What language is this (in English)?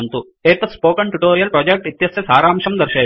Sanskrit